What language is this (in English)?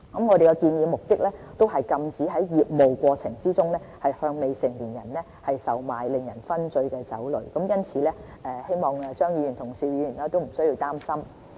Cantonese